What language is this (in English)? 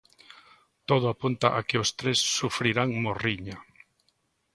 Galician